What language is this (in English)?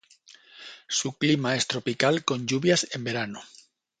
Spanish